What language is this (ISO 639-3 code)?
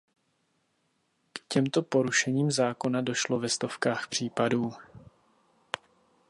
ces